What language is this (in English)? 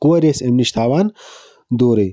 Kashmiri